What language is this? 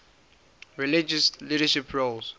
English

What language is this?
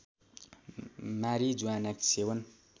Nepali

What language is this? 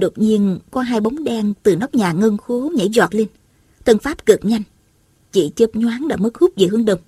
Vietnamese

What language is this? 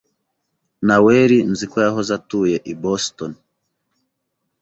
Kinyarwanda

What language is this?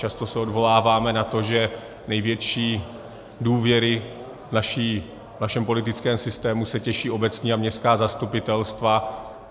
Czech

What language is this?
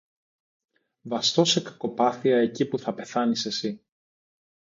Greek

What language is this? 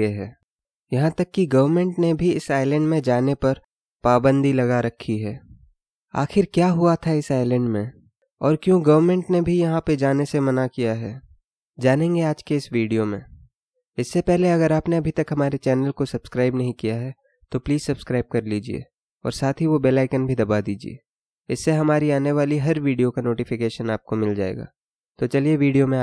Hindi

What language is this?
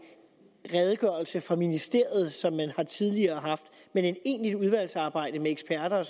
Danish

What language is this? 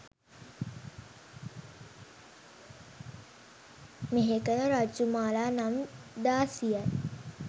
Sinhala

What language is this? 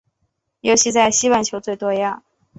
Chinese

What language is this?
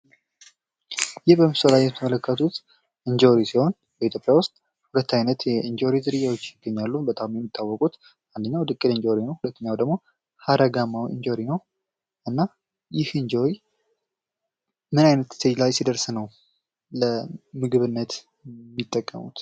Amharic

